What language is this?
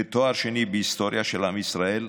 Hebrew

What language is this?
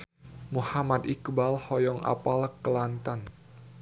Sundanese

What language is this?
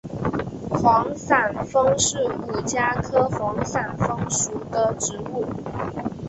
Chinese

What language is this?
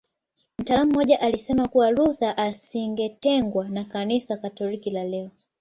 Swahili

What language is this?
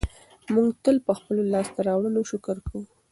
Pashto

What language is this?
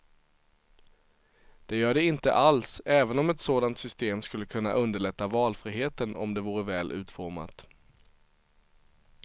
Swedish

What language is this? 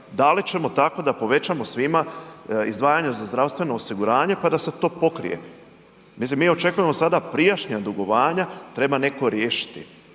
Croatian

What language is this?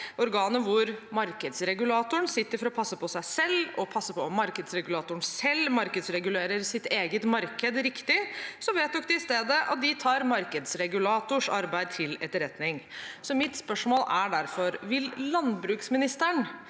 Norwegian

